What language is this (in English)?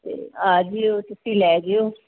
Punjabi